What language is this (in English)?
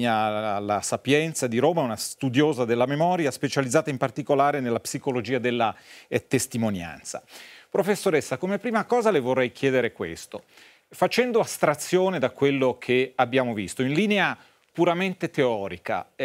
Italian